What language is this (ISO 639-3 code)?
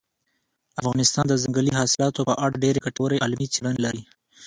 pus